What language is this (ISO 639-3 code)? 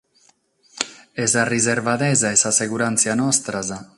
srd